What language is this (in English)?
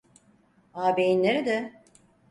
Turkish